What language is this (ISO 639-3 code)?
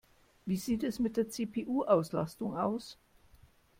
deu